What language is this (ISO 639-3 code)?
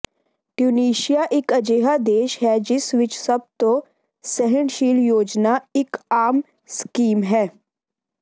pan